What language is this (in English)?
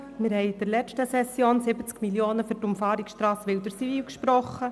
Swiss German